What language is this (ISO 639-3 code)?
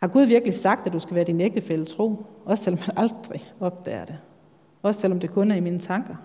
dan